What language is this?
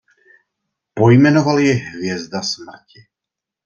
Czech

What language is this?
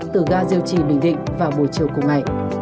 Vietnamese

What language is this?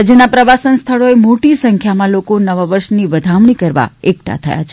Gujarati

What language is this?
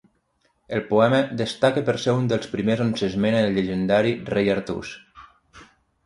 Catalan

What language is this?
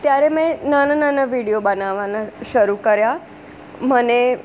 Gujarati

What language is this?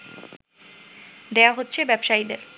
Bangla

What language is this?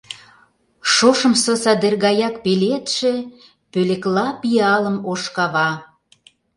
Mari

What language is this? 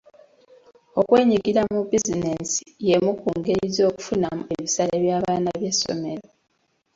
Ganda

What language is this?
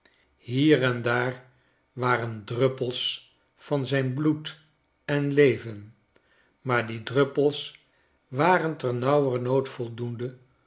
Dutch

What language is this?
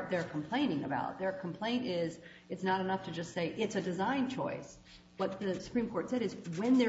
English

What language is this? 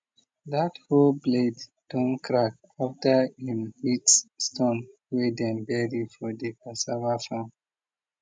Nigerian Pidgin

